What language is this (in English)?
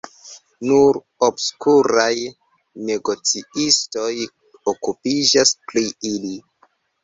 Esperanto